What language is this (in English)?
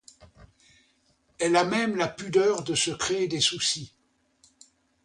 French